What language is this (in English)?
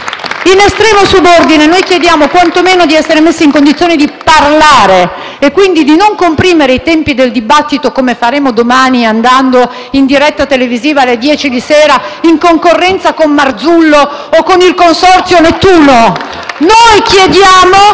Italian